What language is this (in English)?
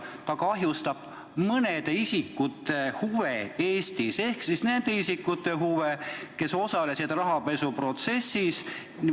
Estonian